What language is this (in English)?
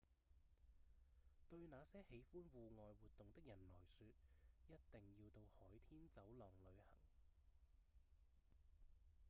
Cantonese